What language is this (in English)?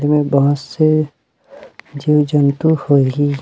Chhattisgarhi